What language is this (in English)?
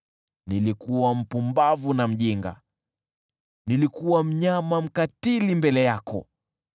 Swahili